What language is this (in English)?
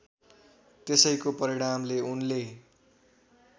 Nepali